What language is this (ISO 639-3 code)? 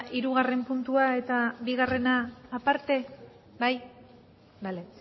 eus